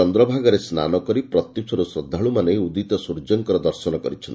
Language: Odia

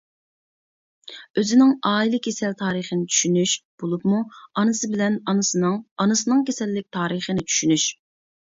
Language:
Uyghur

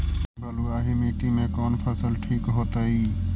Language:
Magahi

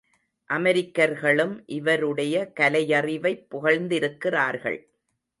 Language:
Tamil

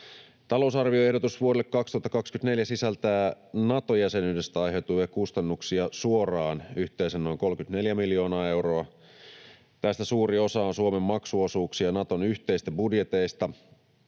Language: Finnish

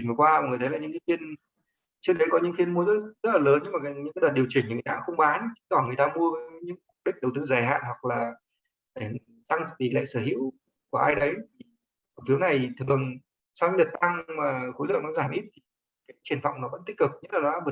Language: Vietnamese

